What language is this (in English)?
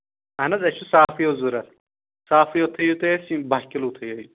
Kashmiri